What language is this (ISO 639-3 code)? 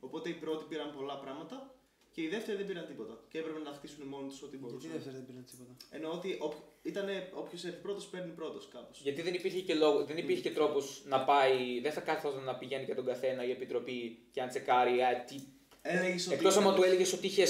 ell